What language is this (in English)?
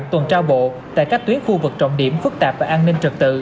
Vietnamese